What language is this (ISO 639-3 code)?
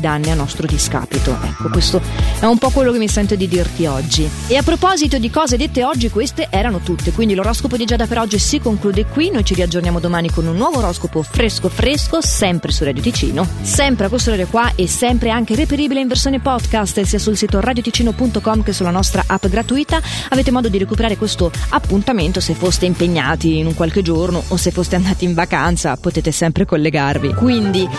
ita